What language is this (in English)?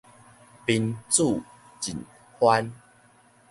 Min Nan Chinese